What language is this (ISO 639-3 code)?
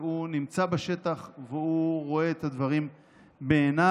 heb